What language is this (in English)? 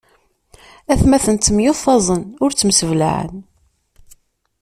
Kabyle